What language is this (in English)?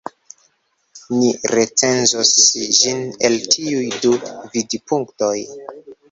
Esperanto